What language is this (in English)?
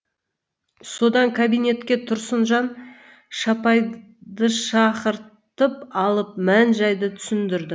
Kazakh